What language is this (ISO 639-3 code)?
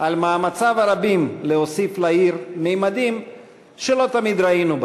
heb